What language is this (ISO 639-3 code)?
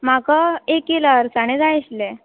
kok